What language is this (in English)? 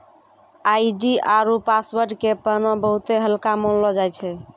Maithili